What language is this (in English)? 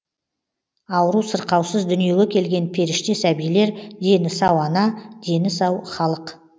Kazakh